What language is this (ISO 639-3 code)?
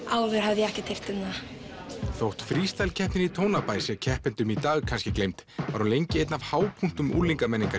isl